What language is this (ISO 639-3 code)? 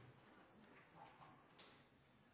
nno